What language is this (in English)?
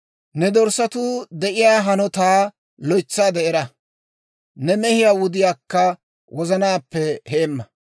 Dawro